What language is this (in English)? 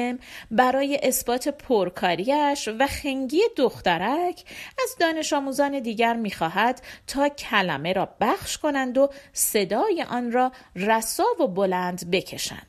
Persian